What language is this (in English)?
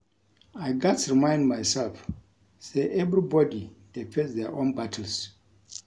Nigerian Pidgin